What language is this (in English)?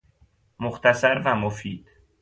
Persian